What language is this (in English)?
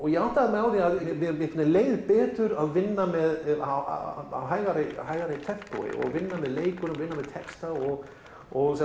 Icelandic